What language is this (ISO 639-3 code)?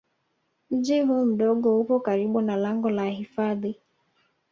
swa